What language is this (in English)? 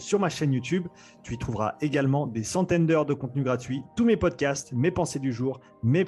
French